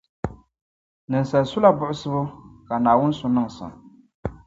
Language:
Dagbani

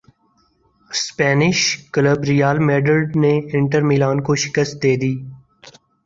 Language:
Urdu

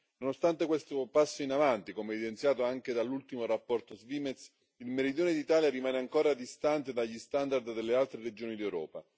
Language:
Italian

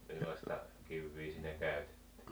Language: Finnish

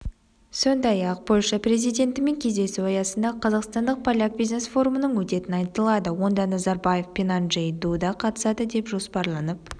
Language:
Kazakh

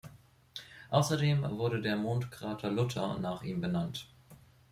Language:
German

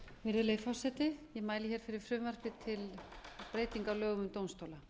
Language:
Icelandic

